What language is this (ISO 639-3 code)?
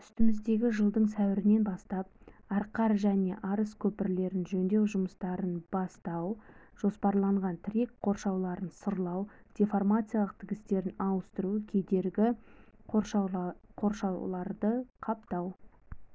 kaz